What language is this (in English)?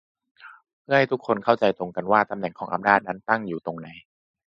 Thai